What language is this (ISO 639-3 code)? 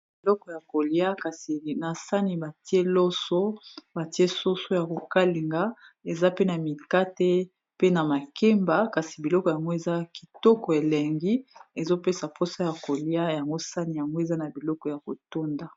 lin